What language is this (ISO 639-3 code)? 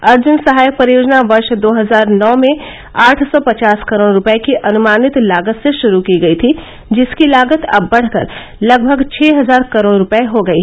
hin